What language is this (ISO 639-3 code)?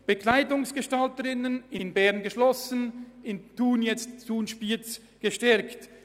gsw